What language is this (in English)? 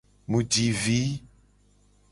Gen